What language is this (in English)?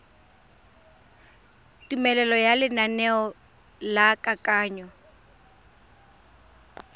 Tswana